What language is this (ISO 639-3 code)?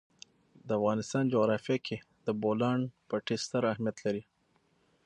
pus